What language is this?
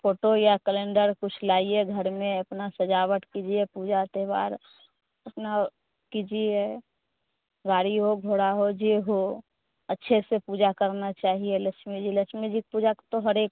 Hindi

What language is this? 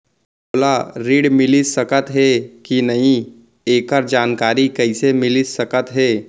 Chhattisgarhi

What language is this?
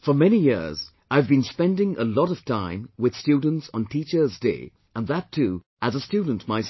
English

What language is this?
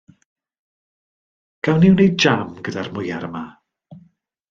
Welsh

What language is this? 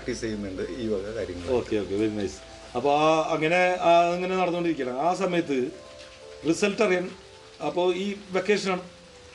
Malayalam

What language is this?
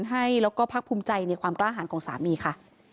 Thai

